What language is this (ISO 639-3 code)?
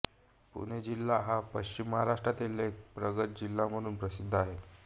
mar